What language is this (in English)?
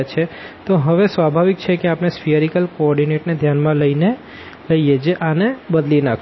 Gujarati